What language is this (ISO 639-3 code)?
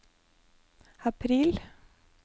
nor